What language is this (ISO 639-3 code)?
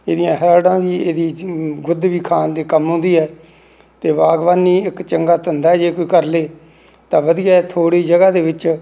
pan